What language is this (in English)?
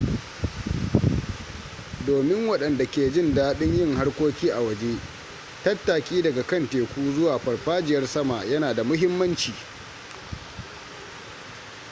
Hausa